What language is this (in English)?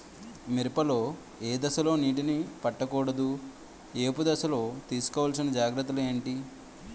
Telugu